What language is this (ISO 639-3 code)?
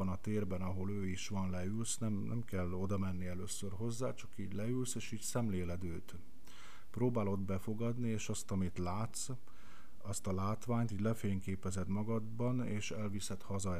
hun